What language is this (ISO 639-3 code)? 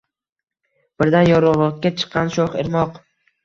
uzb